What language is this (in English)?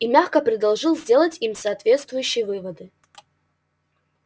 Russian